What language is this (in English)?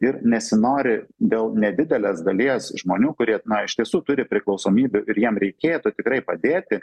Lithuanian